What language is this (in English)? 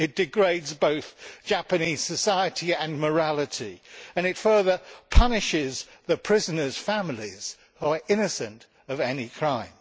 English